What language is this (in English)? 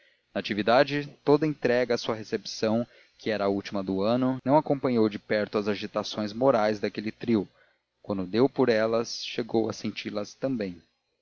Portuguese